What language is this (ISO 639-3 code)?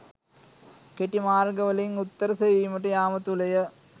sin